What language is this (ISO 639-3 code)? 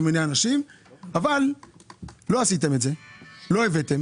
heb